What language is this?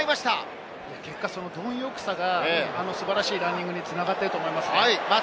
Japanese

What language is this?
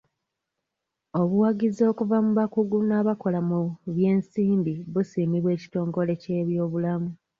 Ganda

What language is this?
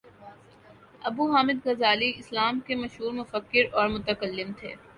Urdu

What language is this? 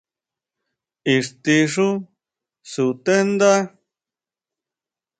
Huautla Mazatec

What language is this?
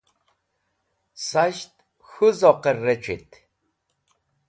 Wakhi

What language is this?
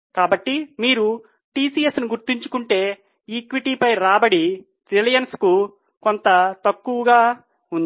Telugu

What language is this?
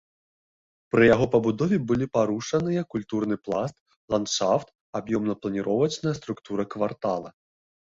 Belarusian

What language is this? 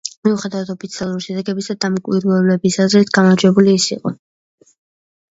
Georgian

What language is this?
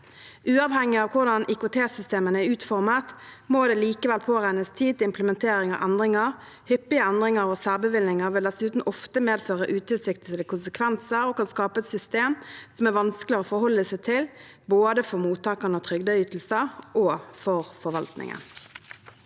Norwegian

